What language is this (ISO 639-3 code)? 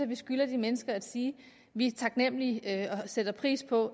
dan